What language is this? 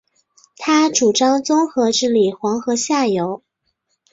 Chinese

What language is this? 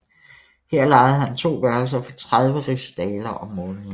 Danish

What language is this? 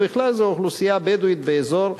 Hebrew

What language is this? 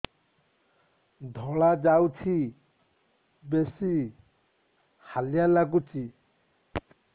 Odia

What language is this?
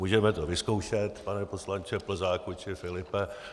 Czech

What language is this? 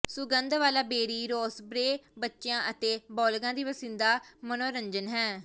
Punjabi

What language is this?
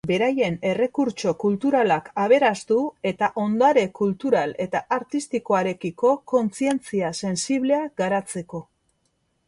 Basque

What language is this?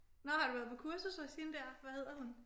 Danish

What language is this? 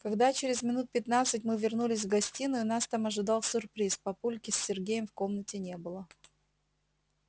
Russian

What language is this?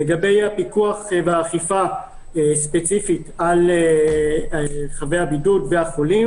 Hebrew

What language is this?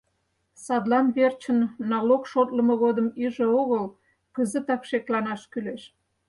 Mari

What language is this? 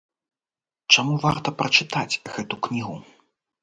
Belarusian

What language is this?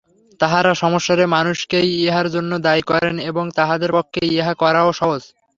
Bangla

